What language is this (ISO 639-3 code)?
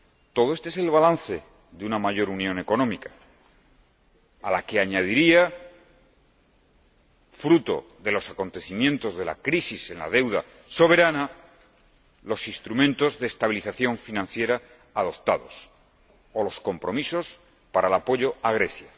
spa